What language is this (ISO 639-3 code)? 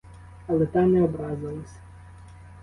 ukr